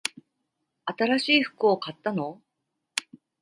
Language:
Japanese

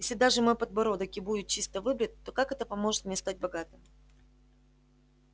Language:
Russian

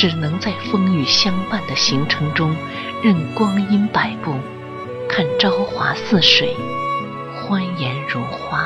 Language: Chinese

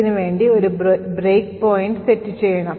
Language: Malayalam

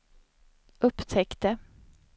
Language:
Swedish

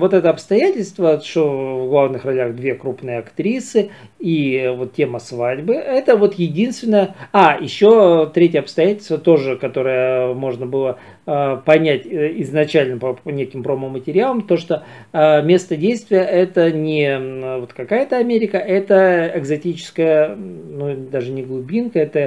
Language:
Russian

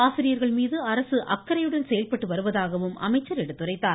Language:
Tamil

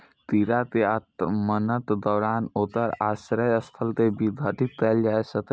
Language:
Maithili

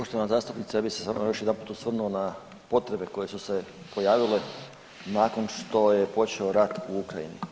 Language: Croatian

